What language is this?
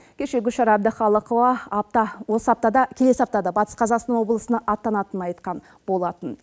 Kazakh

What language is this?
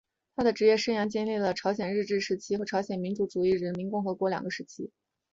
Chinese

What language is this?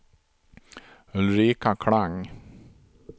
Swedish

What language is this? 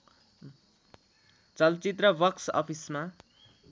Nepali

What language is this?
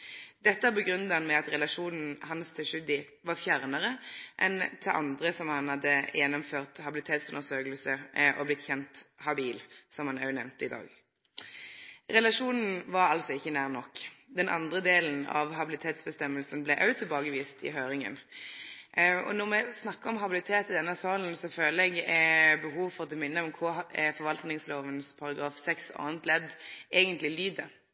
Norwegian Nynorsk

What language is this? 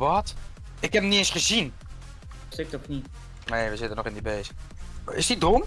Dutch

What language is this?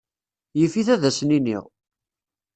Kabyle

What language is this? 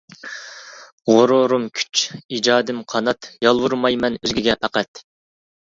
Uyghur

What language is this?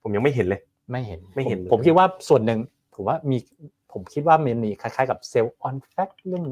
Thai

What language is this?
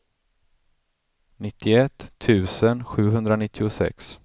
Swedish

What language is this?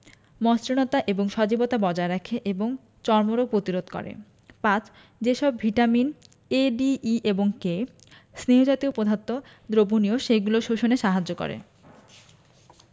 Bangla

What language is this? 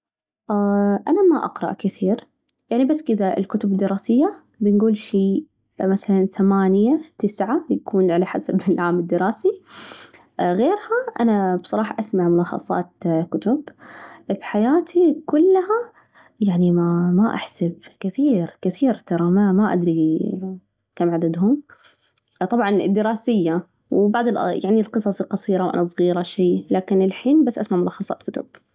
Najdi Arabic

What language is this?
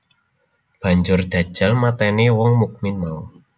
Javanese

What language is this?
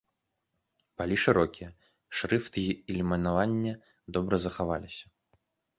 Belarusian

